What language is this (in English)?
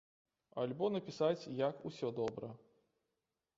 Belarusian